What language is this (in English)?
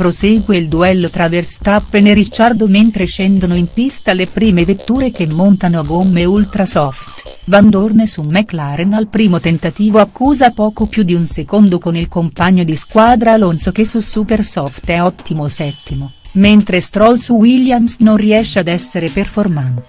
Italian